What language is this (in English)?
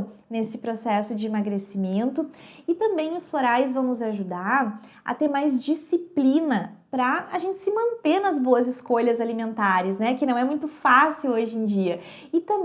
Portuguese